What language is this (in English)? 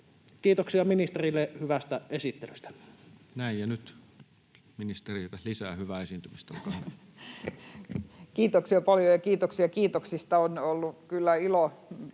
Finnish